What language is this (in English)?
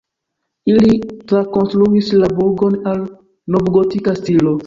Esperanto